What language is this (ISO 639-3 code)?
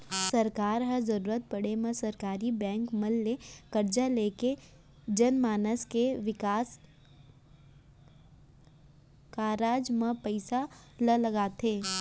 hne